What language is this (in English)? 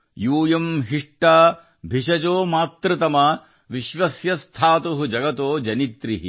Kannada